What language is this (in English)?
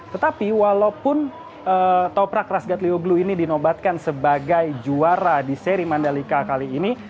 Indonesian